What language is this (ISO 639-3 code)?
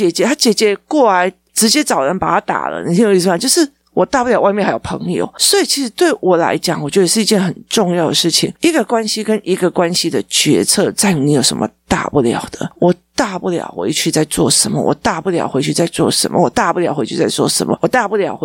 zho